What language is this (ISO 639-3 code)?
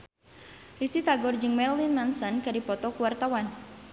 sun